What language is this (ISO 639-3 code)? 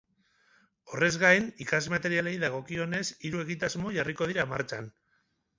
eus